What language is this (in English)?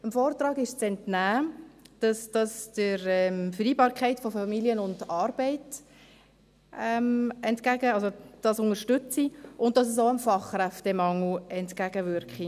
Swiss German